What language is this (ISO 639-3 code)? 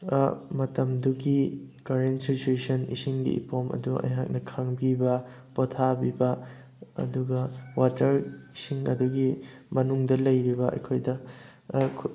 mni